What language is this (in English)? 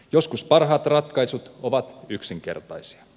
Finnish